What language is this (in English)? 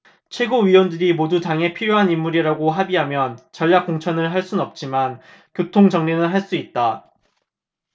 Korean